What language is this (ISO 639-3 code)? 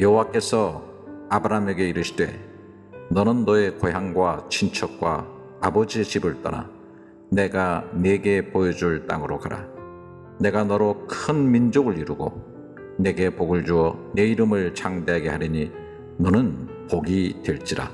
kor